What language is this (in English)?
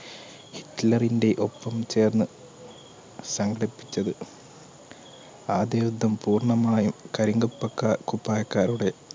Malayalam